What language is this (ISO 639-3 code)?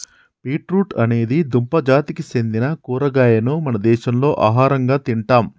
tel